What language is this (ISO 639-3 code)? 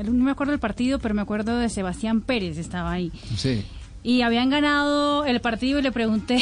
spa